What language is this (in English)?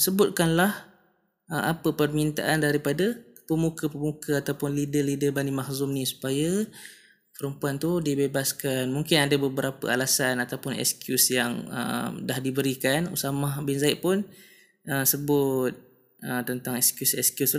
Malay